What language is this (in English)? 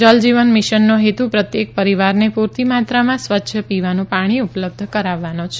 Gujarati